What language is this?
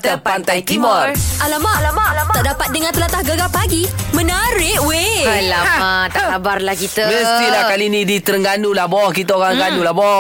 Malay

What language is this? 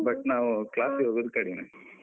Kannada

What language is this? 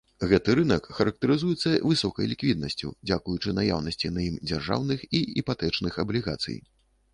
Belarusian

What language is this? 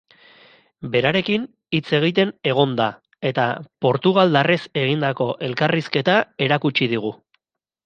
Basque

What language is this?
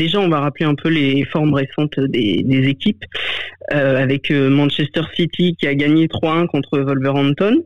French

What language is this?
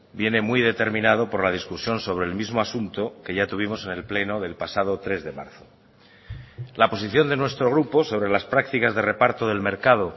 Spanish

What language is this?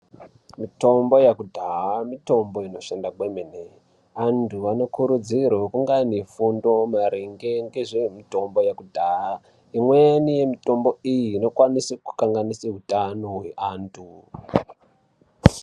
Ndau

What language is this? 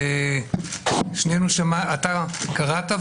Hebrew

